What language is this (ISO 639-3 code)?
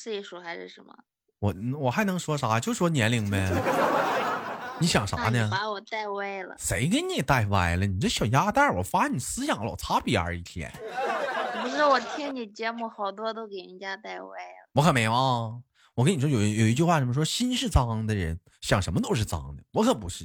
zho